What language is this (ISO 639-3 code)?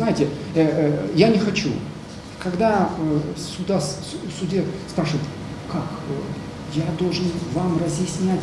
rus